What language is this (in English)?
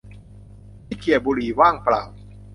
Thai